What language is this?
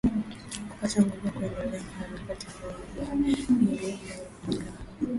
Swahili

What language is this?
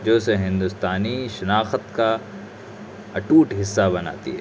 Urdu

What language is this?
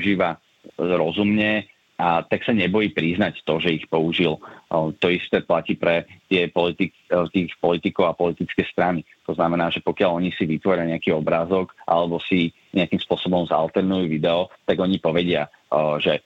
Slovak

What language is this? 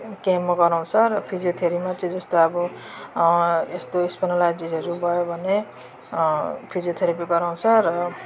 Nepali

